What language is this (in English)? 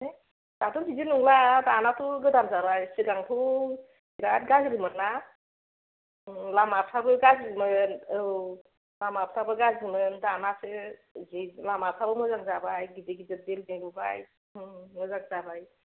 Bodo